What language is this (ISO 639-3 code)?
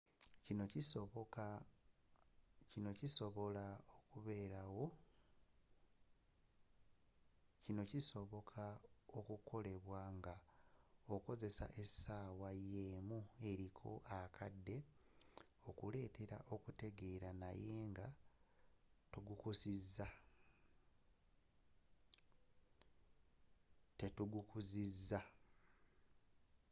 lug